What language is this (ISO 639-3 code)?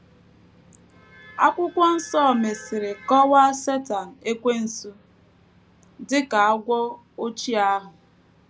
ibo